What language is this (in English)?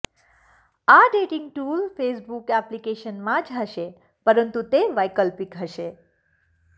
Gujarati